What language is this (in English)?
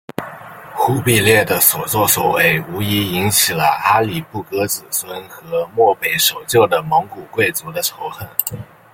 Chinese